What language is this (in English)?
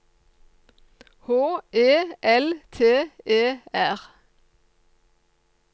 Norwegian